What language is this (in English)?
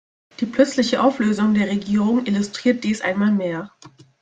German